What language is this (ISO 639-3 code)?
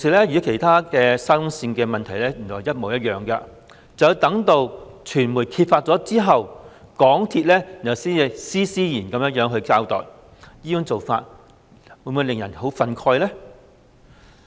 yue